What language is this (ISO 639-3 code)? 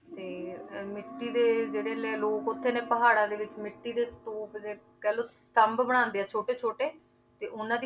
pan